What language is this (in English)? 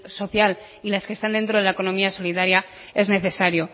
Spanish